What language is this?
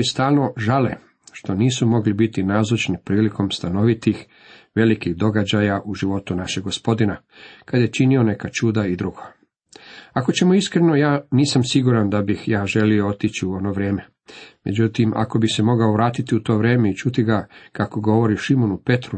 Croatian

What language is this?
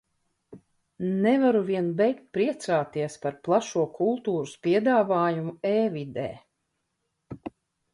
Latvian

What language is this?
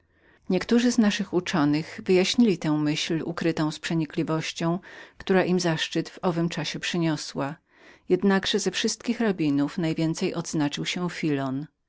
Polish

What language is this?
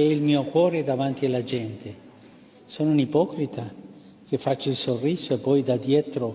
Italian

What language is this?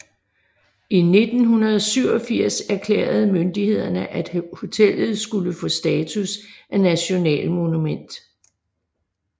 Danish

